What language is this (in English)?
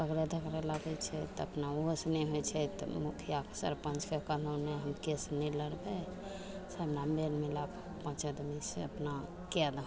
Maithili